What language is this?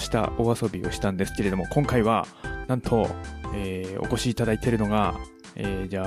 Japanese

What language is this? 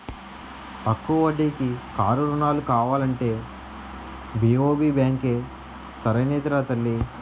Telugu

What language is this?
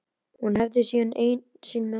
Icelandic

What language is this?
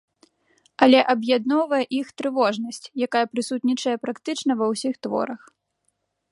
Belarusian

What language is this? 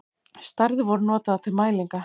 Icelandic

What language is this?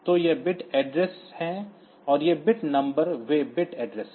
Hindi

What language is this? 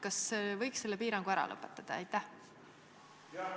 Estonian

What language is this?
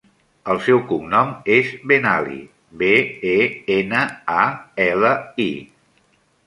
Catalan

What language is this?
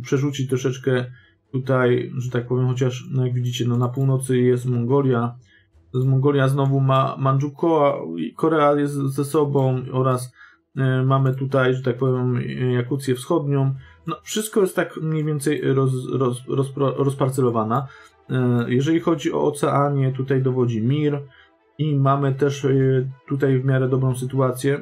Polish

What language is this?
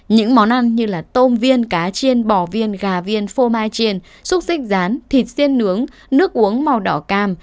Vietnamese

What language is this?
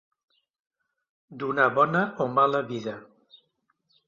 Catalan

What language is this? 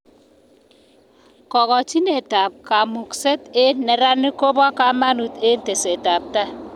Kalenjin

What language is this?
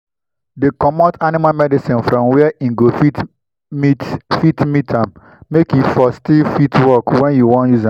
Nigerian Pidgin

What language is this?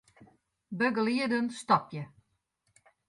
Western Frisian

